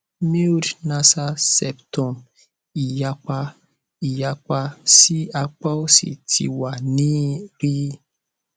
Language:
Yoruba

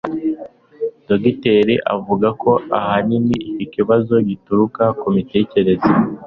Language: Kinyarwanda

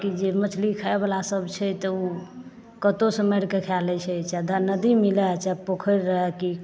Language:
Maithili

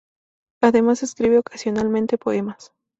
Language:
Spanish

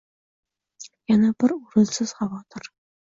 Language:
Uzbek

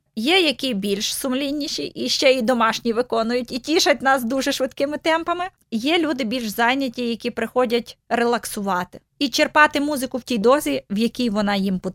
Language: Ukrainian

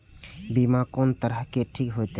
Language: Maithili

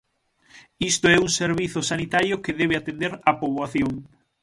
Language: Galician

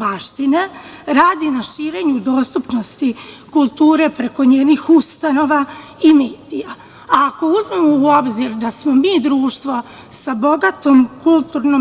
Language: Serbian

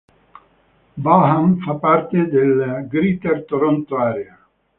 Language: Italian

